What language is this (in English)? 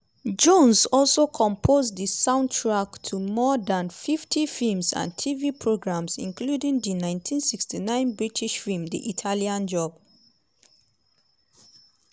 Nigerian Pidgin